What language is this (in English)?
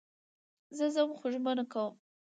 Pashto